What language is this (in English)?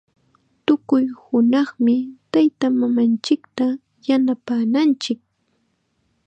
Chiquián Ancash Quechua